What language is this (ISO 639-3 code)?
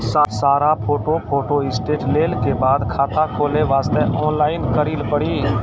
mai